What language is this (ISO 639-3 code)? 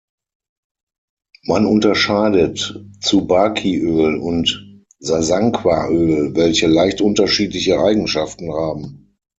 deu